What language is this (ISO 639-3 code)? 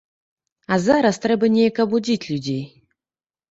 bel